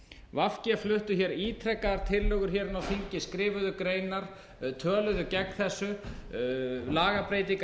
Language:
Icelandic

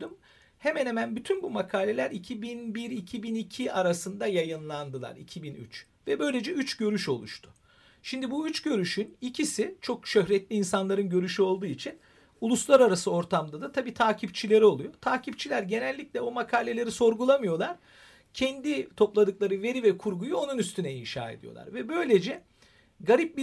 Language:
Turkish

